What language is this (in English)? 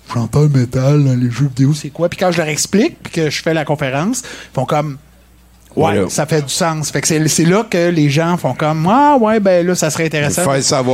French